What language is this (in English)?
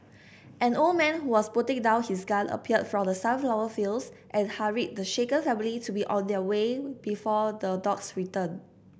English